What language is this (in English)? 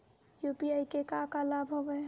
Chhattisgarhi